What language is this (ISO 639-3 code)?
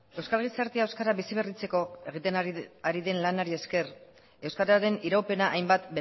eus